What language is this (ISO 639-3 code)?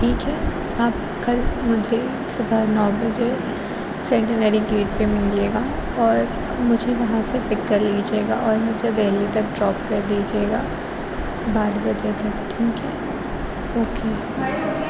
urd